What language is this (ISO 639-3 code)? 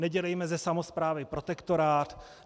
ces